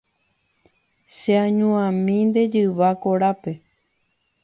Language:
Guarani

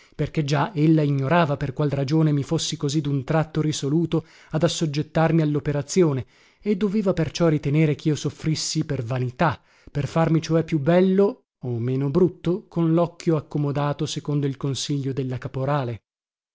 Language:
Italian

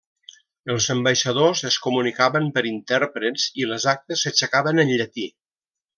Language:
Catalan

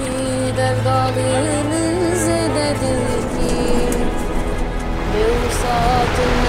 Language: German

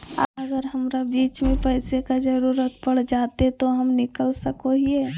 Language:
Magahi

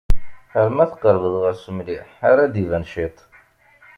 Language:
Kabyle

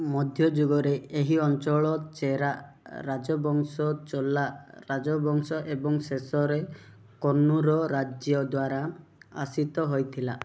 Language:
Odia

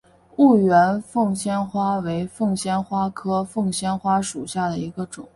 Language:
Chinese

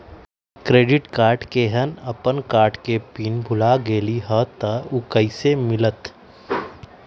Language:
Magahi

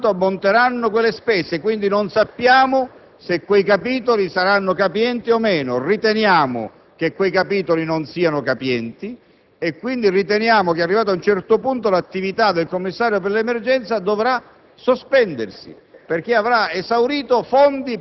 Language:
Italian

